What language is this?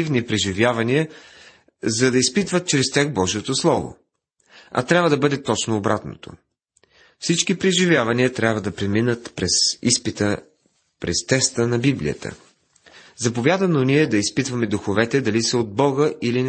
Bulgarian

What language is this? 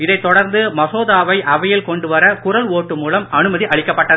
Tamil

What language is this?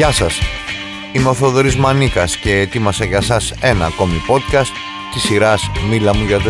Greek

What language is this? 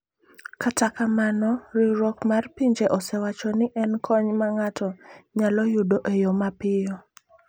Luo (Kenya and Tanzania)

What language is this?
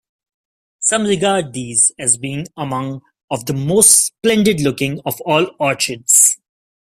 English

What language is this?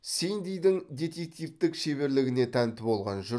Kazakh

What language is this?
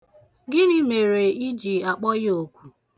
Igbo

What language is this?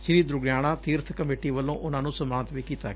Punjabi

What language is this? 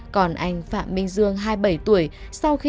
Vietnamese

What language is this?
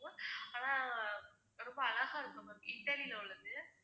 Tamil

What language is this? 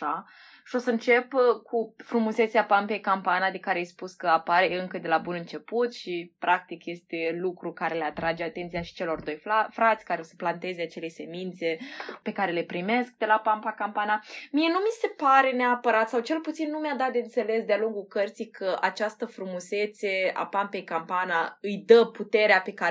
Romanian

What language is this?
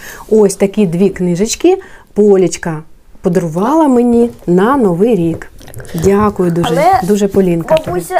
Ukrainian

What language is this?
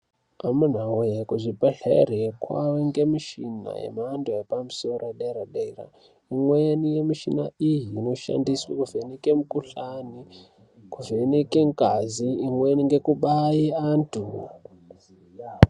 Ndau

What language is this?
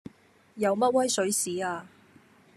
Cantonese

